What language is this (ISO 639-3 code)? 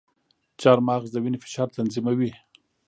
pus